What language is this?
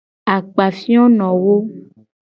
Gen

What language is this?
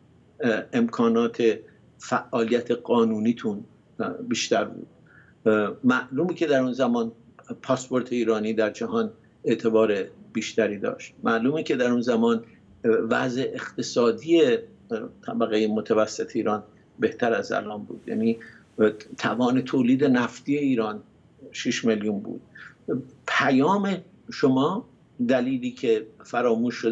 Persian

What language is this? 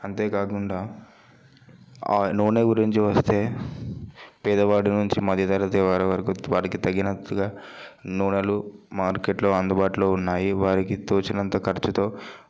Telugu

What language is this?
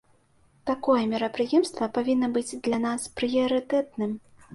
Belarusian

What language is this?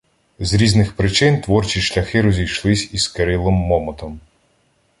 Ukrainian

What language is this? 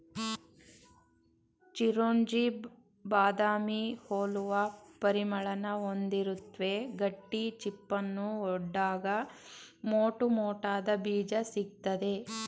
Kannada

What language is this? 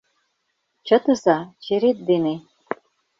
Mari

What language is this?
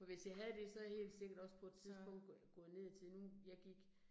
Danish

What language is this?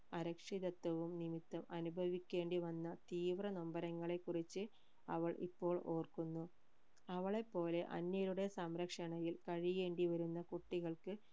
Malayalam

